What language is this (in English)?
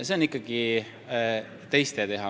Estonian